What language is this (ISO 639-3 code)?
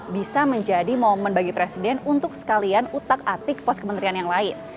ind